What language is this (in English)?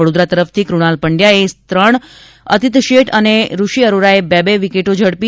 Gujarati